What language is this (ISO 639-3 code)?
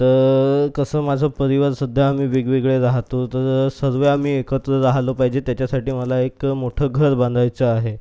mar